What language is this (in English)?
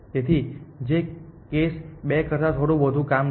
Gujarati